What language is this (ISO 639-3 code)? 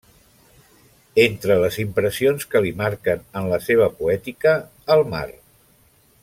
cat